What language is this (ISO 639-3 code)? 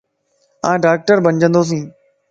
lss